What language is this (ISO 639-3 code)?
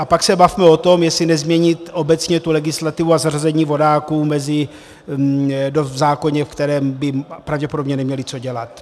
ces